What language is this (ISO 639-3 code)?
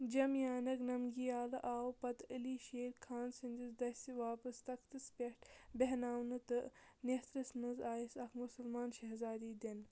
kas